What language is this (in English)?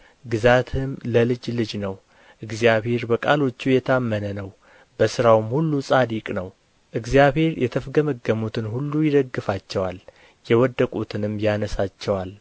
Amharic